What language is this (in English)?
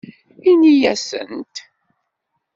Kabyle